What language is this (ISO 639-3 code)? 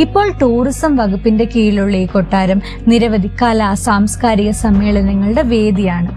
mal